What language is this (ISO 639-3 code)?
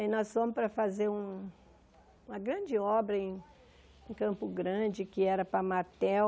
por